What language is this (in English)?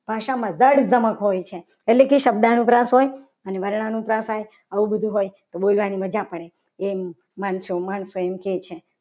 Gujarati